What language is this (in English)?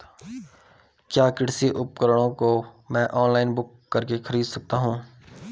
Hindi